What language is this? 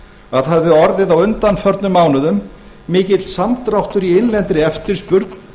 Icelandic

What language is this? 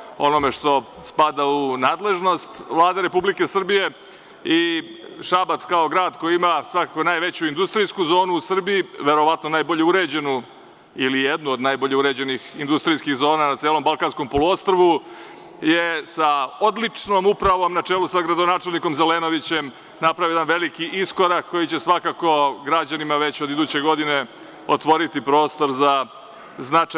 Serbian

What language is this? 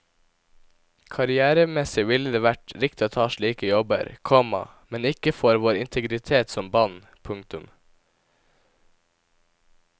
Norwegian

